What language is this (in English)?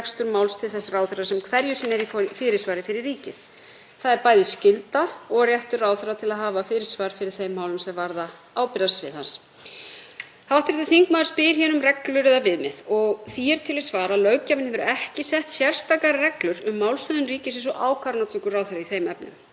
Icelandic